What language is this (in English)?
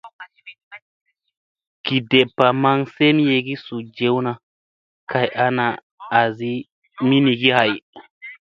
Musey